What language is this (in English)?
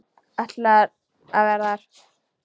Icelandic